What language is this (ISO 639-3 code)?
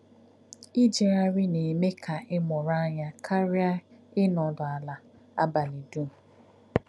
ibo